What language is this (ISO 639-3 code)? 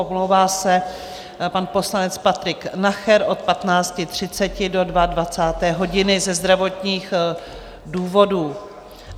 ces